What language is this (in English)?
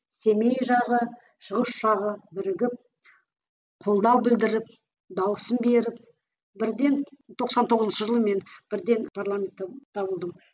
Kazakh